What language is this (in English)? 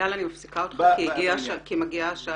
Hebrew